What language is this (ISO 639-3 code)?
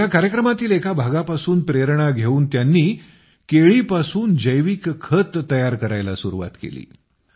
mar